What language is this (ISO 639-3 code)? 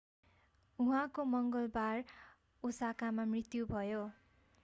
nep